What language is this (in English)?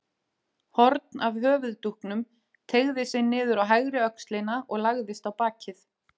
Icelandic